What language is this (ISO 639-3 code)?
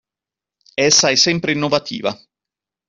ita